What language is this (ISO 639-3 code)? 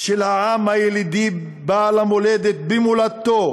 heb